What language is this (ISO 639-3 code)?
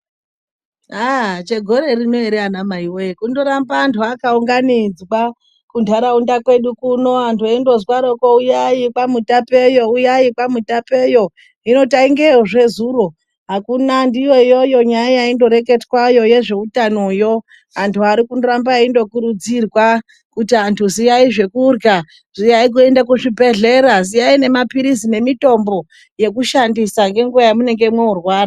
ndc